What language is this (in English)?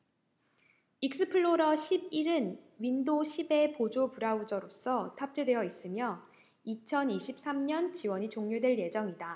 Korean